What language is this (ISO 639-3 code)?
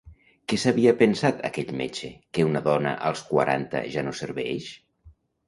cat